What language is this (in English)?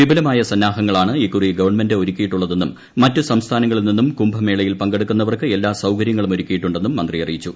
Malayalam